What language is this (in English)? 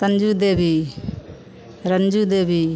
Maithili